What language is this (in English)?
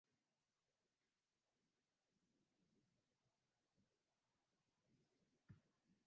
Chinese